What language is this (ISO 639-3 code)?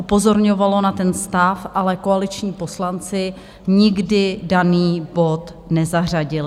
ces